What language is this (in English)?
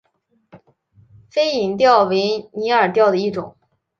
Chinese